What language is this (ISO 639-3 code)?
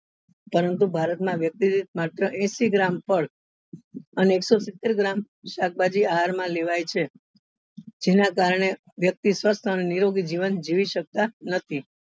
guj